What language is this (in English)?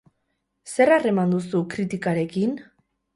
Basque